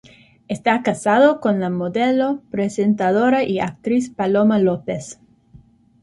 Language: Spanish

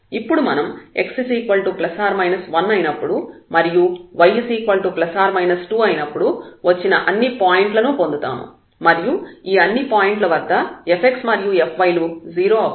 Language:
Telugu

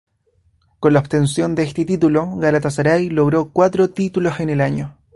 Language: Spanish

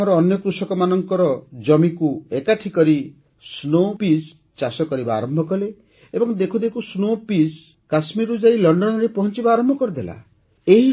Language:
Odia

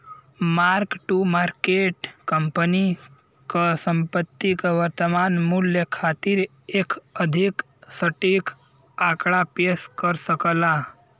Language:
Bhojpuri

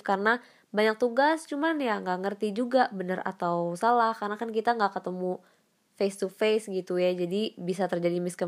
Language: Indonesian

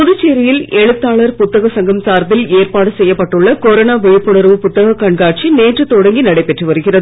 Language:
Tamil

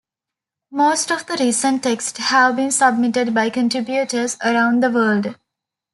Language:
English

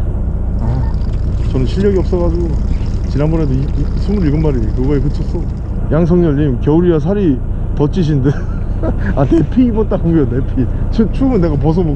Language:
Korean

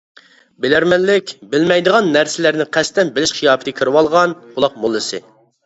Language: Uyghur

